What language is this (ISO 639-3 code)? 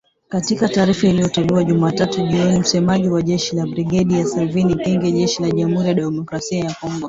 swa